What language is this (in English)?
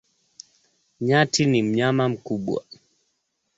Swahili